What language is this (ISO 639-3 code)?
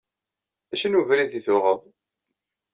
kab